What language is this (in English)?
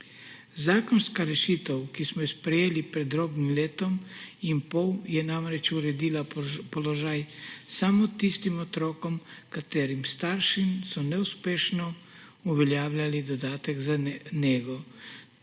Slovenian